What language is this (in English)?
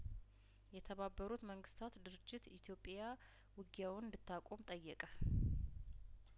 Amharic